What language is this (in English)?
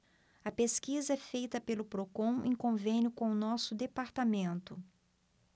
Portuguese